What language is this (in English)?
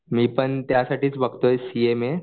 Marathi